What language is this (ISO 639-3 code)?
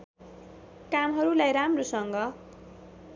nep